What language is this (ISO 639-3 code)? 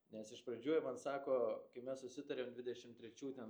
lit